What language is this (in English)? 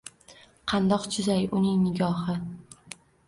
Uzbek